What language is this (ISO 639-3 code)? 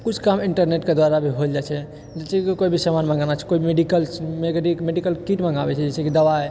mai